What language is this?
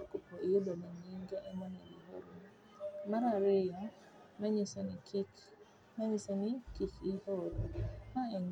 Luo (Kenya and Tanzania)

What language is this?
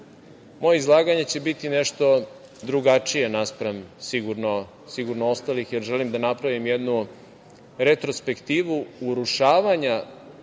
Serbian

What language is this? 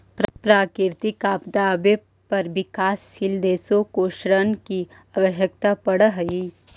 Magahi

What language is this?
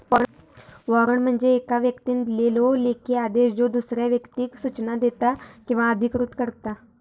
Marathi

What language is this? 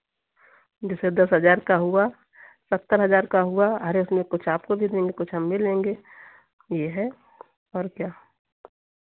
Hindi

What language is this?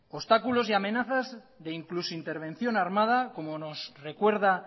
Spanish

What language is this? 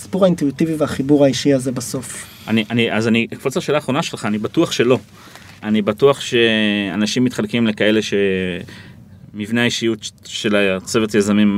Hebrew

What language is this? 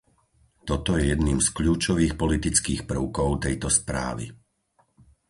Slovak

